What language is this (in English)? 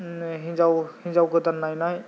Bodo